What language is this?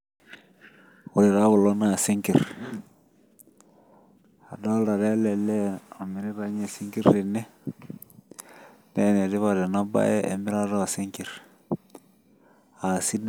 Masai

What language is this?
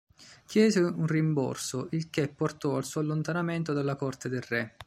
Italian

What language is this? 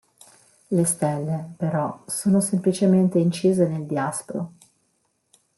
Italian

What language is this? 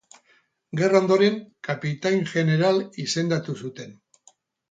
Basque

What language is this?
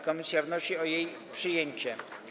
Polish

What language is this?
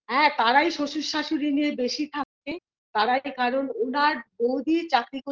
Bangla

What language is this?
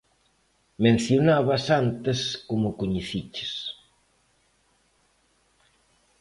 Galician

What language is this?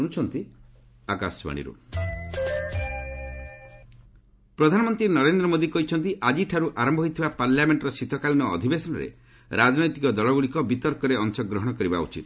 Odia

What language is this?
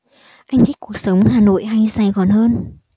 Vietnamese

